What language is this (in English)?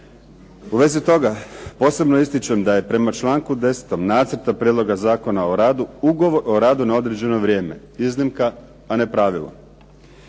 Croatian